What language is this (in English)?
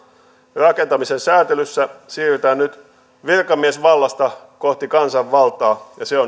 Finnish